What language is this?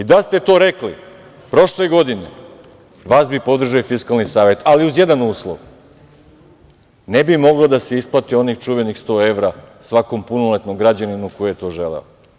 Serbian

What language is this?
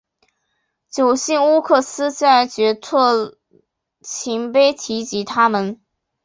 Chinese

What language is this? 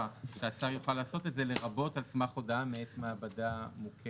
Hebrew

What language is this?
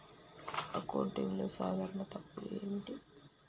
Telugu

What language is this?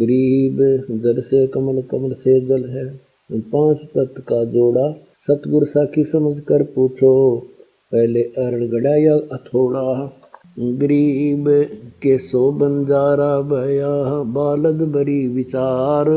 Hindi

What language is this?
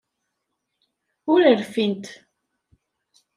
Kabyle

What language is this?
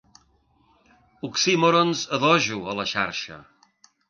Catalan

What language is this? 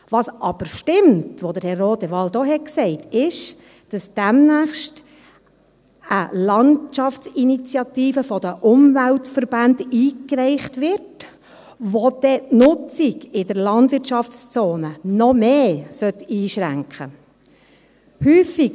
Swiss German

